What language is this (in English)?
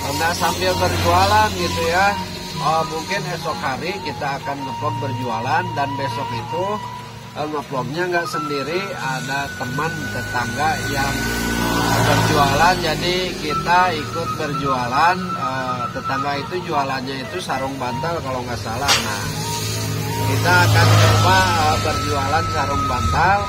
Indonesian